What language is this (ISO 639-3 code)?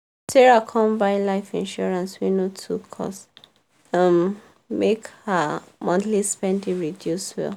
pcm